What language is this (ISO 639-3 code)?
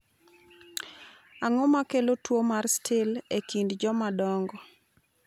luo